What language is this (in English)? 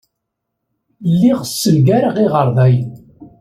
Kabyle